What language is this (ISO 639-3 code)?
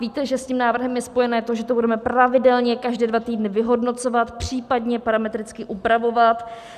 ces